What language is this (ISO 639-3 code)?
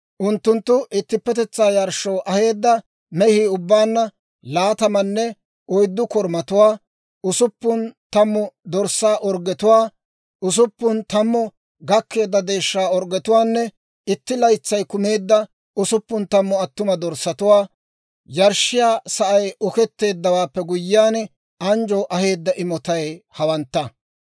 dwr